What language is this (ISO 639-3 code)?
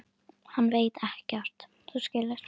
isl